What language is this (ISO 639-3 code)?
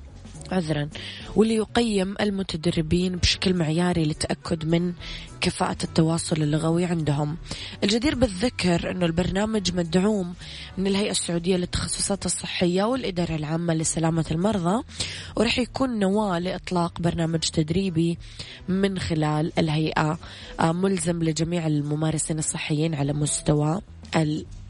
ara